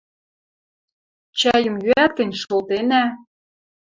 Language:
Western Mari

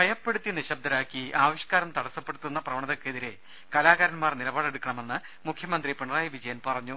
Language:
Malayalam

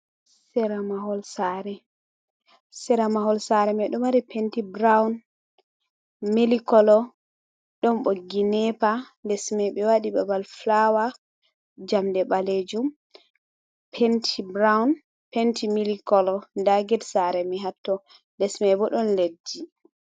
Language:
Fula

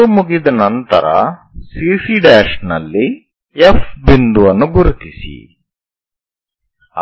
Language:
Kannada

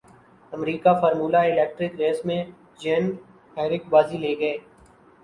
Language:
Urdu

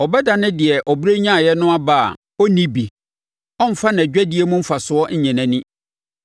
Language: Akan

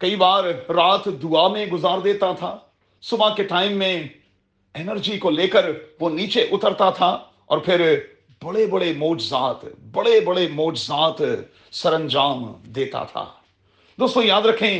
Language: Urdu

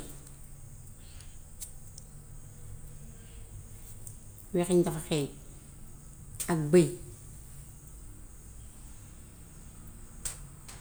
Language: Gambian Wolof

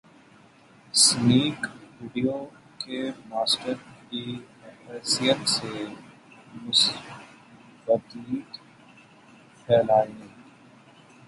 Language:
Urdu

